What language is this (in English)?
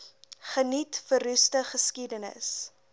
Afrikaans